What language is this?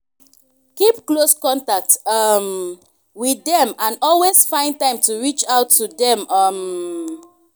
Nigerian Pidgin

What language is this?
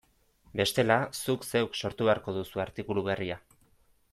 Basque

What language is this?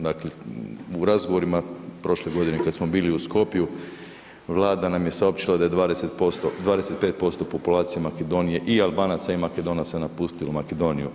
Croatian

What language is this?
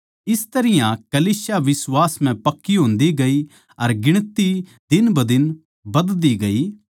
Haryanvi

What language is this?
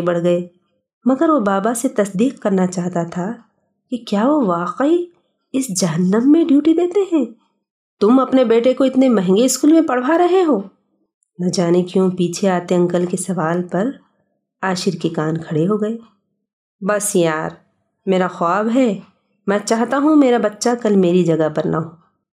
Urdu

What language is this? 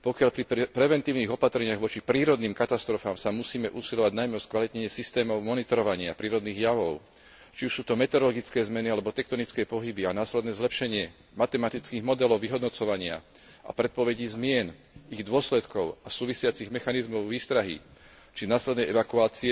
Slovak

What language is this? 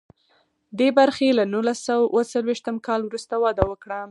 Pashto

